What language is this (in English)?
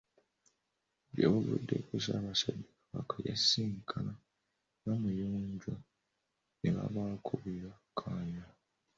Ganda